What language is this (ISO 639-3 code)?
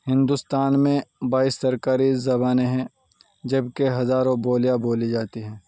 urd